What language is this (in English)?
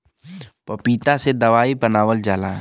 Bhojpuri